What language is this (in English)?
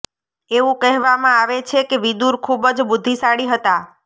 Gujarati